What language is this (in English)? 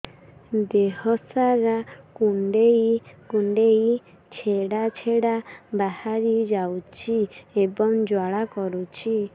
Odia